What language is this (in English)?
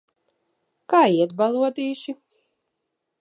Latvian